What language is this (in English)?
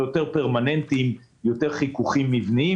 Hebrew